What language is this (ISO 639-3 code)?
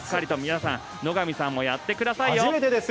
jpn